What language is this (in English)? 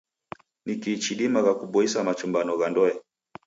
Taita